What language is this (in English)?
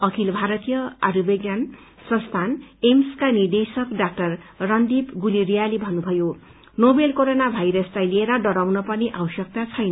Nepali